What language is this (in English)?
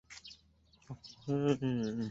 Chinese